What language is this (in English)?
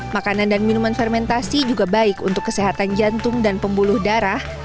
Indonesian